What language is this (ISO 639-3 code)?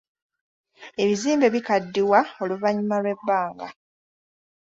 lug